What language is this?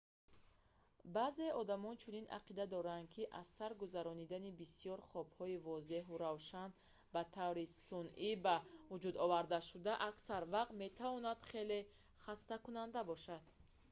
Tajik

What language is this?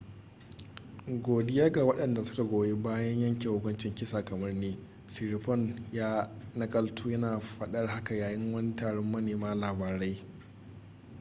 Hausa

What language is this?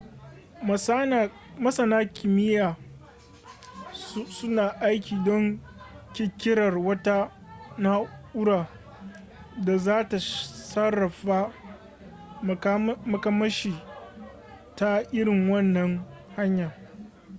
Hausa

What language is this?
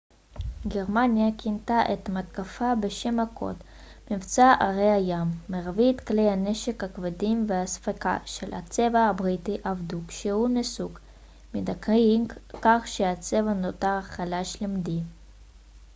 Hebrew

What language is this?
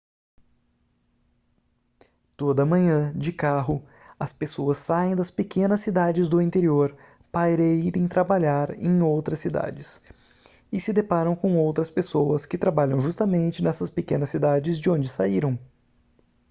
Portuguese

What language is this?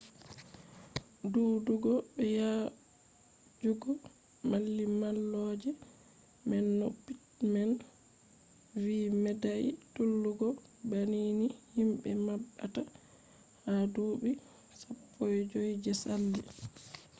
Fula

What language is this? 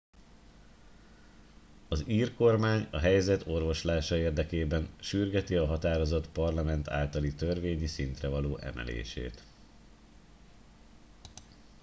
Hungarian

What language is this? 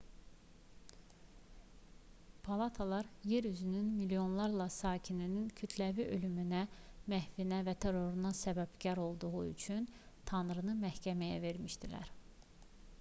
Azerbaijani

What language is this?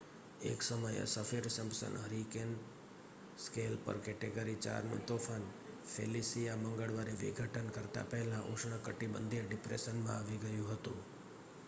Gujarati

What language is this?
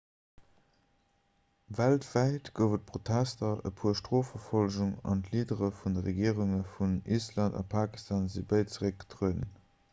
Luxembourgish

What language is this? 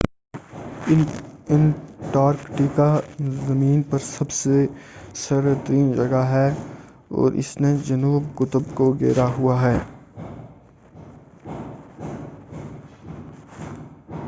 Urdu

